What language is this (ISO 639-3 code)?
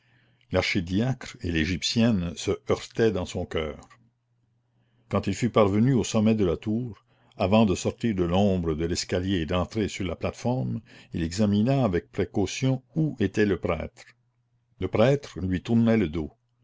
fra